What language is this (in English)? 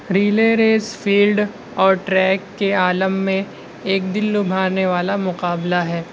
Urdu